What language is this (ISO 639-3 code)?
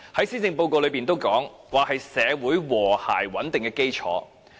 yue